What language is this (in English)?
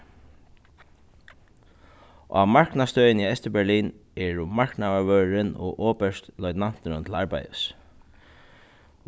Faroese